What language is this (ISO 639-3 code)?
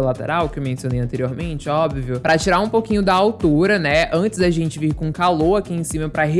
por